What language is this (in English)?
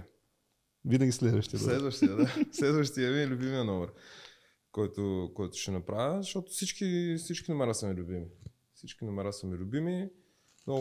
Bulgarian